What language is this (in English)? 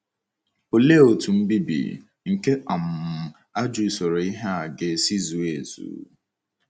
Igbo